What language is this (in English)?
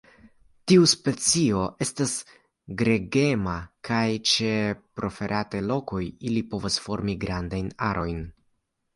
Esperanto